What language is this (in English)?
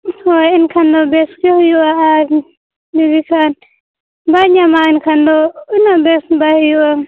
Santali